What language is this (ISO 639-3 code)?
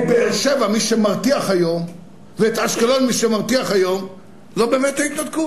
heb